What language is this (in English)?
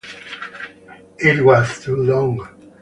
English